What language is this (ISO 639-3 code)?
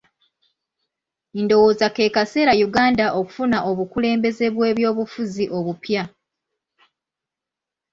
lug